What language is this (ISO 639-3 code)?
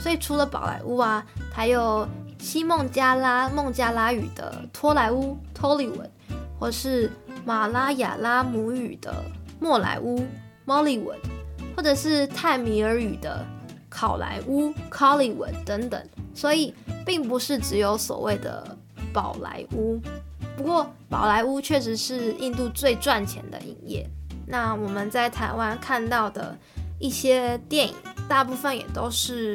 zho